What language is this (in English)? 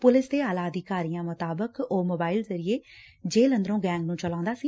Punjabi